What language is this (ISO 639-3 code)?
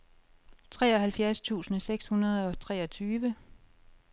dan